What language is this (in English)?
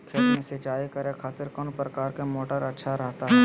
Magahi